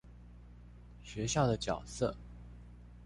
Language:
Chinese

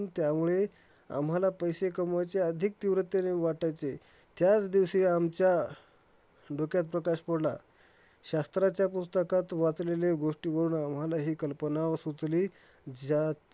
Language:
Marathi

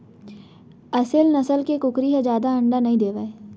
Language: Chhattisgarhi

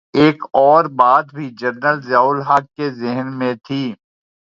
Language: Urdu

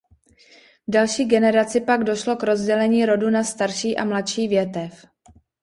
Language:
Czech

